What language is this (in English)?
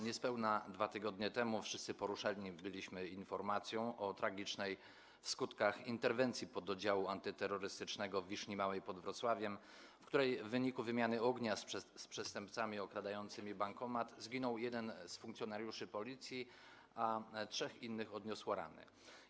Polish